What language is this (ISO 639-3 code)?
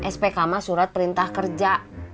ind